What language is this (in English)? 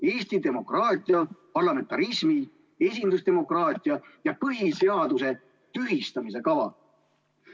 Estonian